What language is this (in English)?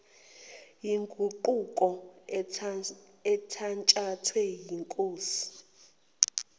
Zulu